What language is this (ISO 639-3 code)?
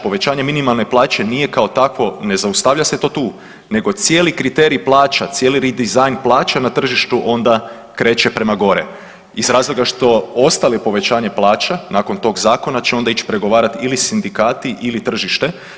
hrv